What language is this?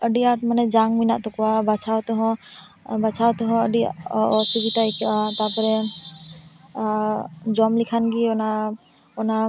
Santali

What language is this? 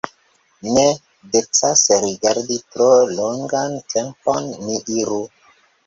Esperanto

